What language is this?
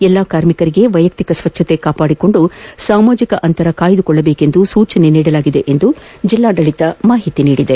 Kannada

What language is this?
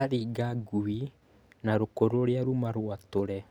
Kikuyu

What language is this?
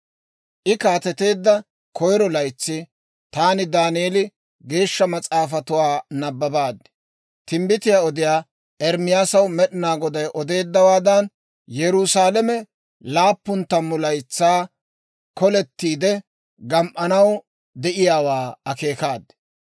Dawro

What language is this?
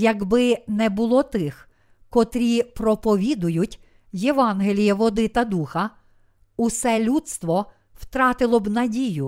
Ukrainian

